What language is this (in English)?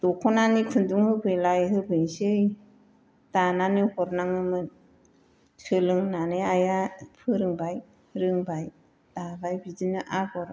Bodo